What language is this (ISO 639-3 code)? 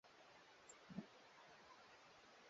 swa